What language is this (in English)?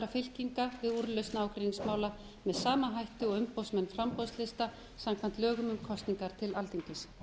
Icelandic